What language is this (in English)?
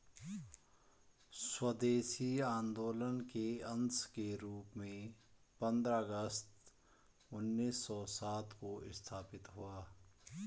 Hindi